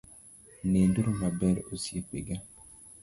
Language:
Luo (Kenya and Tanzania)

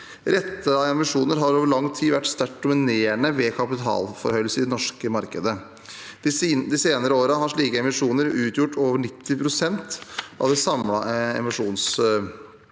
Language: Norwegian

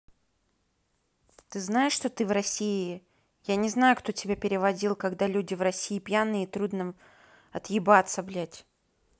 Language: Russian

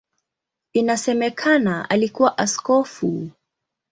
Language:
Swahili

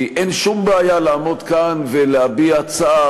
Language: Hebrew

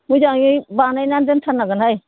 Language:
Bodo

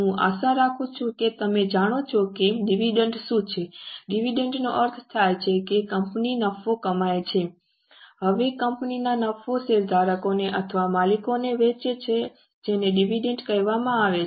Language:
Gujarati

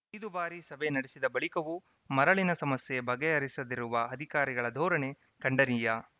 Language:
Kannada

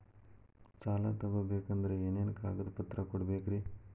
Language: Kannada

